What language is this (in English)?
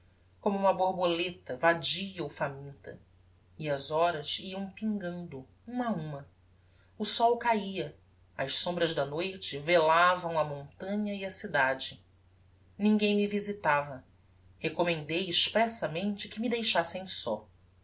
Portuguese